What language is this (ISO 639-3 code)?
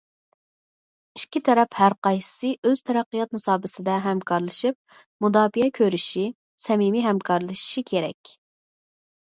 uig